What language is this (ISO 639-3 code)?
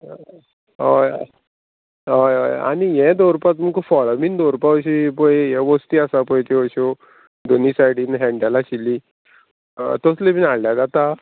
kok